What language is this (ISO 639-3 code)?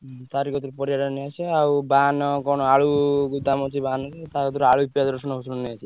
ori